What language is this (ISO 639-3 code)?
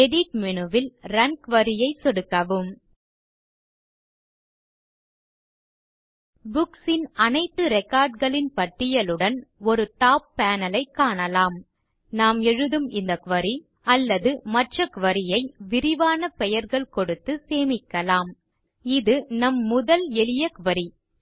tam